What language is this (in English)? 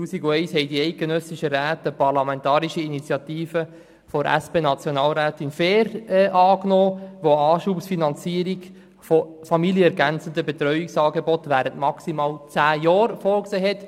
Swiss German